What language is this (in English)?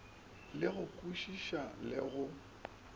Northern Sotho